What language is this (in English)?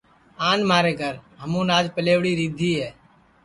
Sansi